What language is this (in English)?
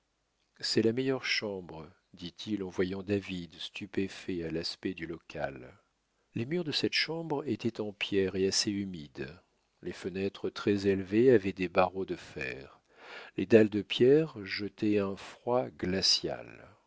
French